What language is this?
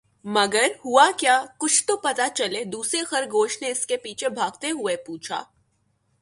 Urdu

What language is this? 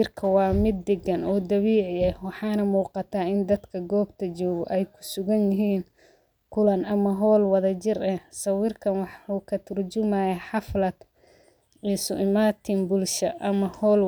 Somali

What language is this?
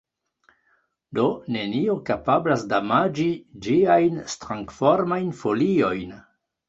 Esperanto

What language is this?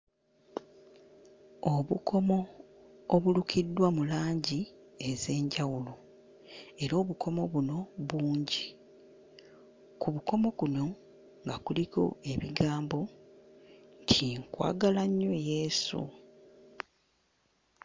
Ganda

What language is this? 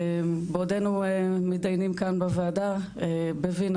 Hebrew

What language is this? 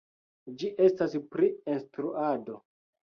Esperanto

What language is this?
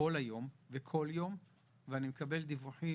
Hebrew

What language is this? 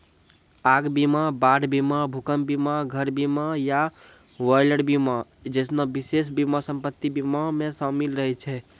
Maithili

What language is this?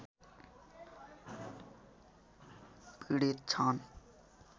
Nepali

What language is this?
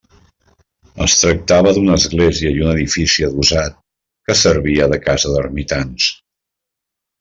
Catalan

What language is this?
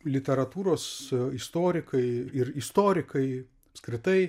Lithuanian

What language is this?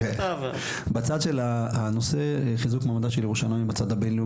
Hebrew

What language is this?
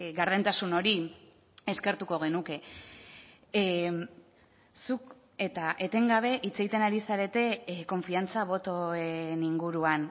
Basque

